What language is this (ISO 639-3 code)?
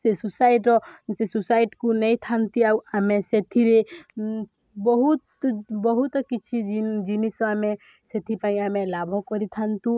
ori